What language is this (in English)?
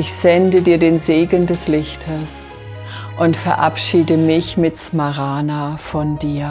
German